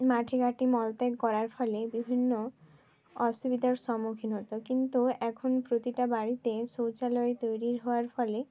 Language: Bangla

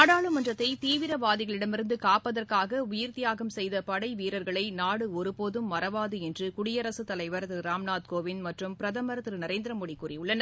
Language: Tamil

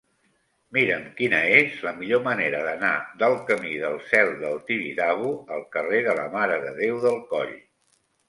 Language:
Catalan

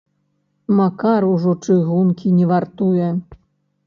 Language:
Belarusian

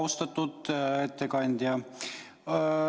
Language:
Estonian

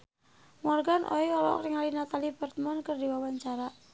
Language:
Sundanese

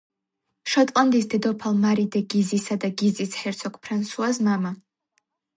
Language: Georgian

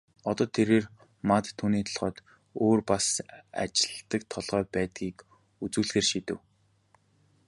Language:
Mongolian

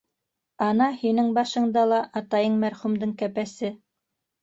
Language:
Bashkir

